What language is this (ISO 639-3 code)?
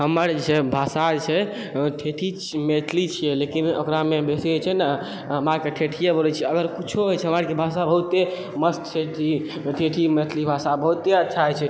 mai